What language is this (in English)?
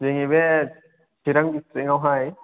Bodo